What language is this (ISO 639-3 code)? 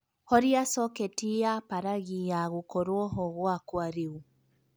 kik